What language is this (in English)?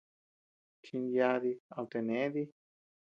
Tepeuxila Cuicatec